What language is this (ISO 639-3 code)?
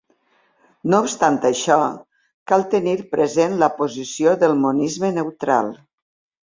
cat